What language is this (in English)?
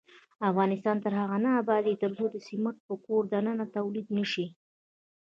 Pashto